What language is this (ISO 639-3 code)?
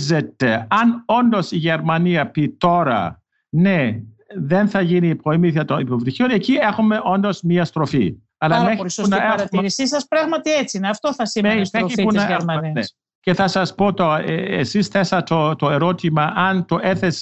ell